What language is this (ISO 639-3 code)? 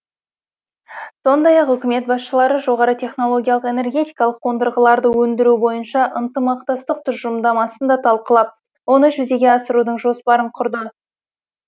kaz